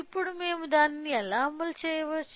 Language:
Telugu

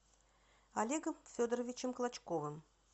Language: Russian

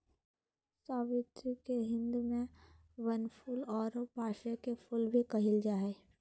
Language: Magahi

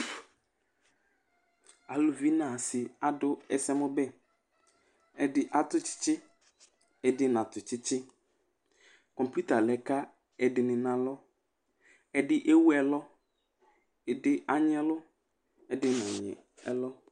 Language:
Ikposo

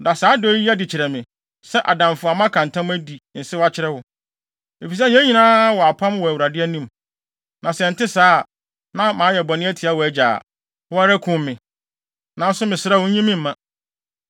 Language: Akan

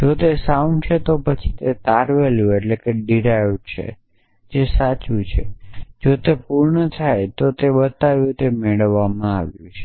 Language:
Gujarati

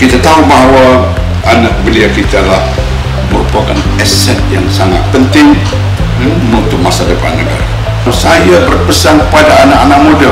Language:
Malay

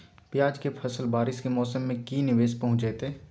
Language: Magahi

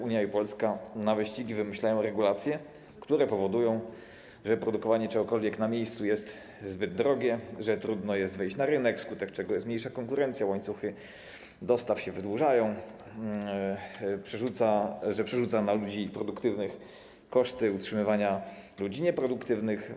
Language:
Polish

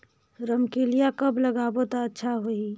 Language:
Chhattisgarhi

